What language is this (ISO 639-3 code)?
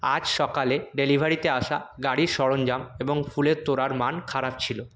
ben